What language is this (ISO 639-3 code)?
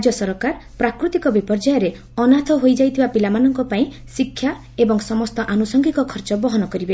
ori